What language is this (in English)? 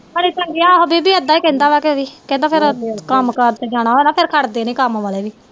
Punjabi